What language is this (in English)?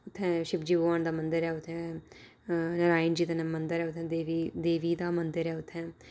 Dogri